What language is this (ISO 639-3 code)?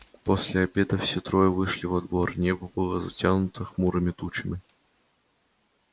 rus